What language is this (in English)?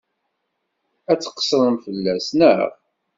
Kabyle